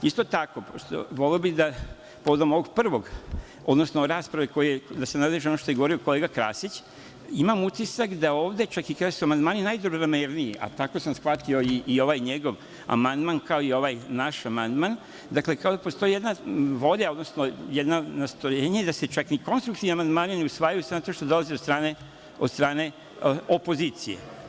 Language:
Serbian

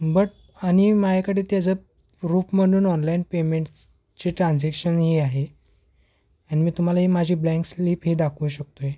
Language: Marathi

